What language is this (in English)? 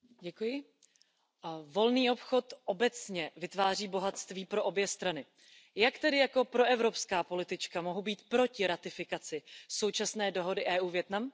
Czech